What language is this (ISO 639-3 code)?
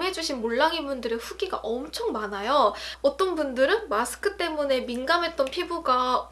kor